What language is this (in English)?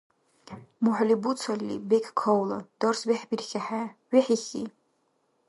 Dargwa